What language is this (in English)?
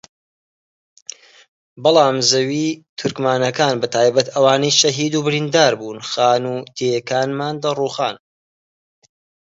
Central Kurdish